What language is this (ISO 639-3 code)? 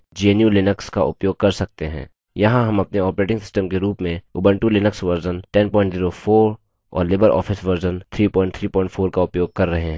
hin